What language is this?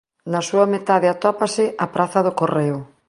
Galician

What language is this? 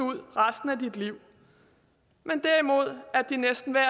Danish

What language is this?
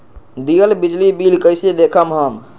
Magahi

